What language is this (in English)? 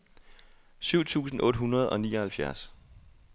Danish